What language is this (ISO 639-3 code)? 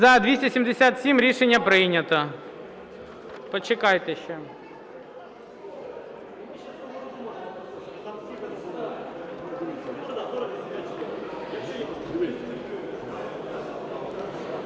ukr